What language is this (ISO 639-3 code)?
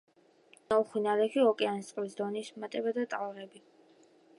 kat